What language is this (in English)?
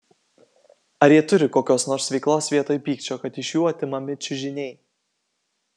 Lithuanian